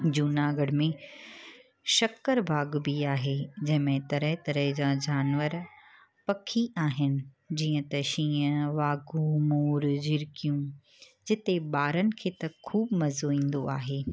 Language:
Sindhi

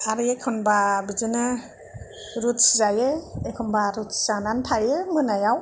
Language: Bodo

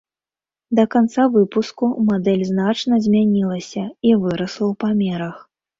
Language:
Belarusian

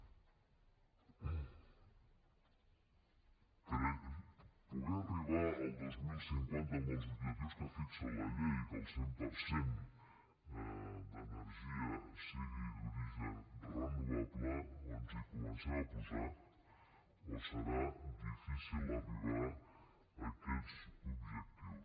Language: Catalan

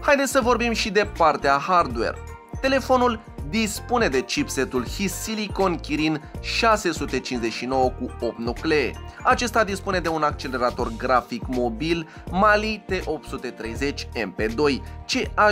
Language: Romanian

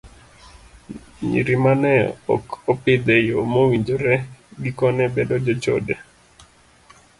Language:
Luo (Kenya and Tanzania)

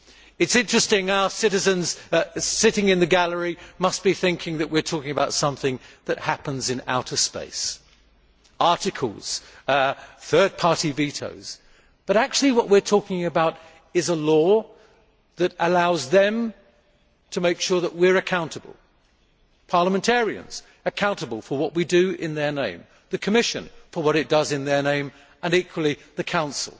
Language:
English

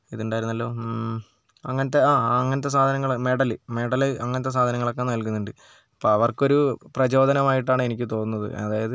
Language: Malayalam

